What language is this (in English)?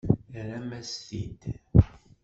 Kabyle